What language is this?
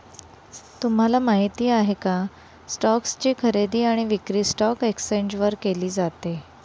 Marathi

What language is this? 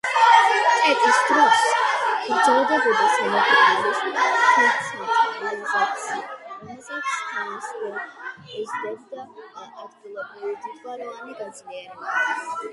Georgian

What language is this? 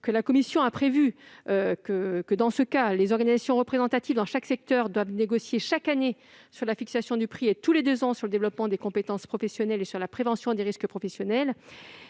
French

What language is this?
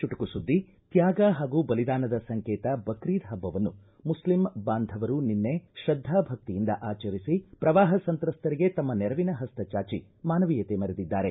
Kannada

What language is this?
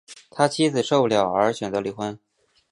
Chinese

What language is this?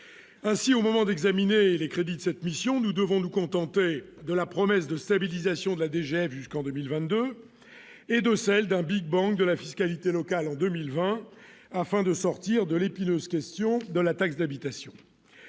French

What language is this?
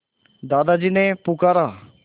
Hindi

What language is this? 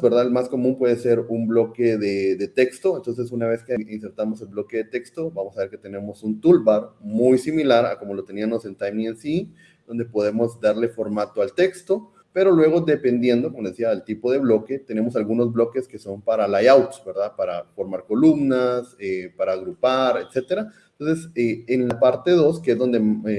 Spanish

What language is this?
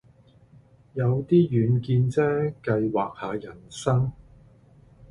Cantonese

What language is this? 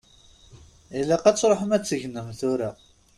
Kabyle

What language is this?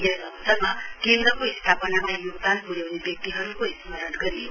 Nepali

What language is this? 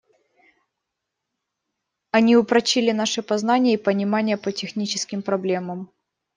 Russian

